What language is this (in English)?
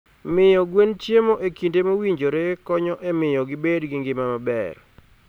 Luo (Kenya and Tanzania)